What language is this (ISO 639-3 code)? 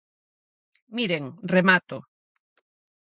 glg